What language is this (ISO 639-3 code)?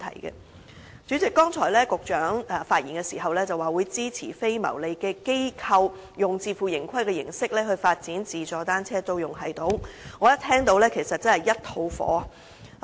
yue